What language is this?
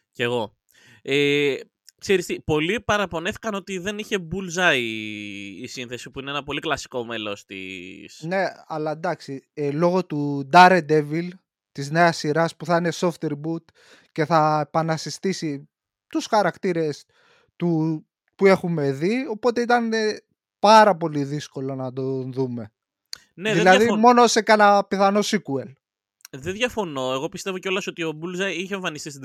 Greek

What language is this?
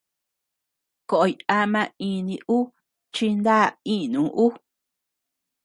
Tepeuxila Cuicatec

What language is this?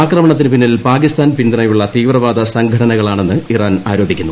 Malayalam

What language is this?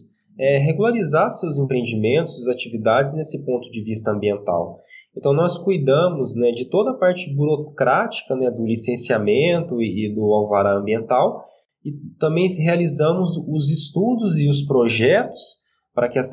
Portuguese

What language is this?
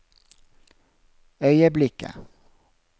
Norwegian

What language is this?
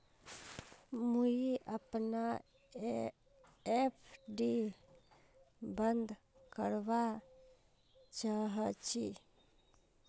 Magahi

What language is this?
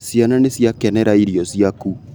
Kikuyu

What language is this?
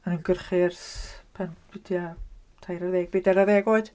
Welsh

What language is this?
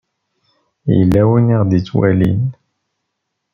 Kabyle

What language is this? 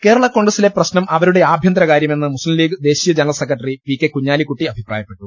Malayalam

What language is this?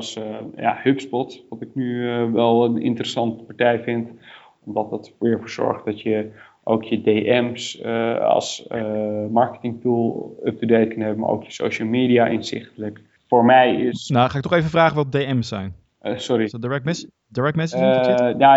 Dutch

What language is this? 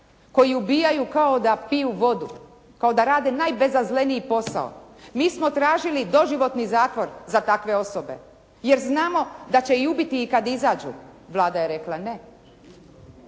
Croatian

